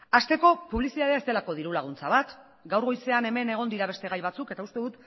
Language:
Basque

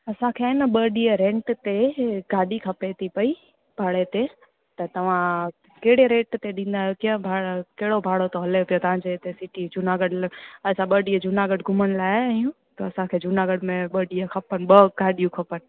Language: Sindhi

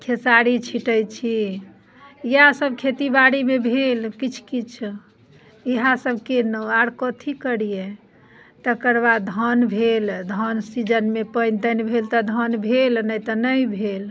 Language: Maithili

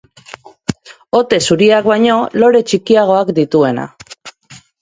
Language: Basque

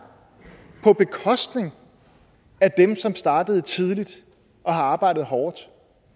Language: Danish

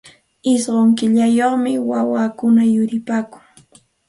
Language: Santa Ana de Tusi Pasco Quechua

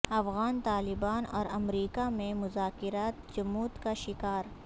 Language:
Urdu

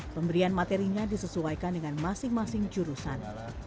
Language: Indonesian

